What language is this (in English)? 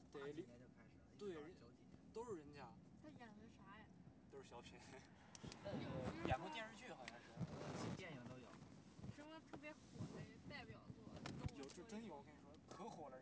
Chinese